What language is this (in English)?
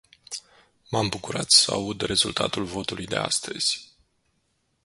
Romanian